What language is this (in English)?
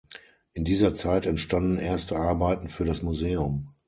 German